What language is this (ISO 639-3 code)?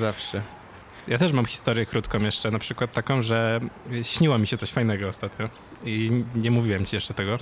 pol